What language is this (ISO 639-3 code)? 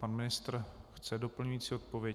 ces